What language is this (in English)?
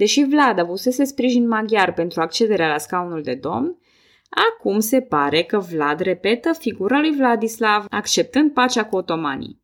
Romanian